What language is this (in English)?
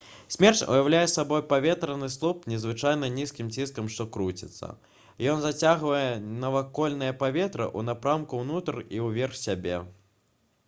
Belarusian